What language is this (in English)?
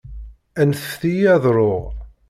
Kabyle